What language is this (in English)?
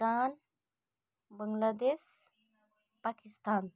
Nepali